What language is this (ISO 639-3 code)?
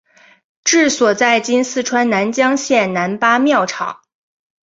zho